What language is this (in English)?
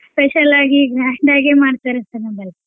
Kannada